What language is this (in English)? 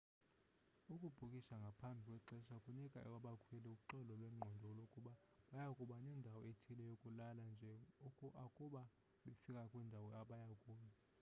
Xhosa